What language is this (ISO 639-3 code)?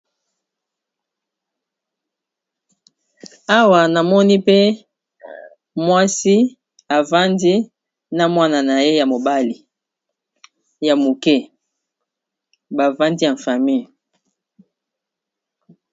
lin